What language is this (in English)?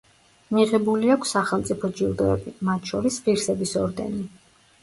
Georgian